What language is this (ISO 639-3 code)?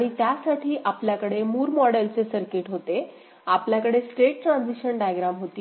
mar